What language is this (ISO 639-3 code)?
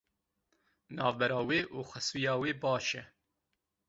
kur